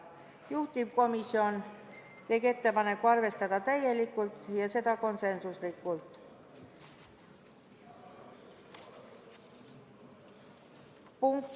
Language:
Estonian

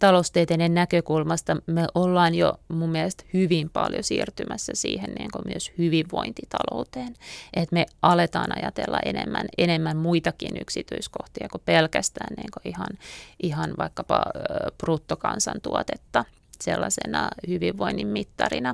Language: Finnish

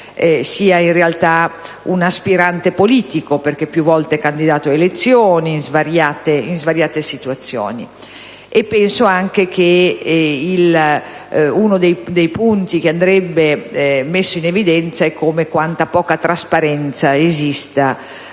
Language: Italian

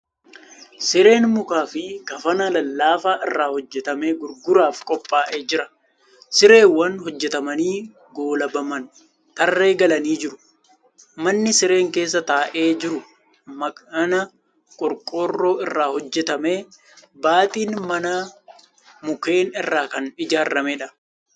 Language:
Oromo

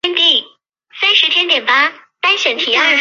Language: Chinese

